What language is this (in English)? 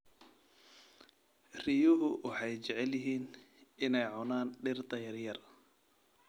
Somali